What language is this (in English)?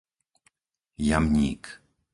Slovak